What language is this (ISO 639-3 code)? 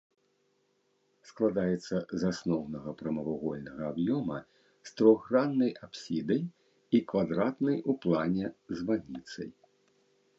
bel